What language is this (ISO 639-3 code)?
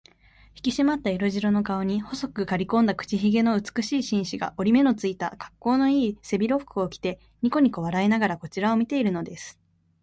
jpn